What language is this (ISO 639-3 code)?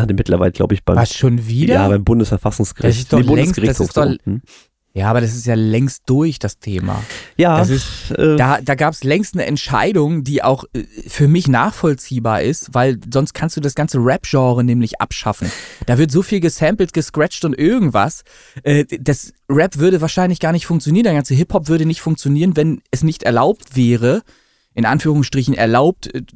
deu